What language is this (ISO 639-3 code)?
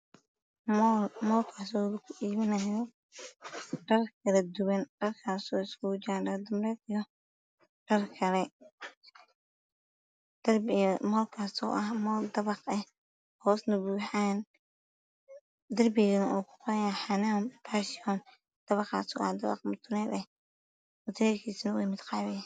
som